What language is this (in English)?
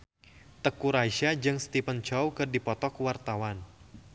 Sundanese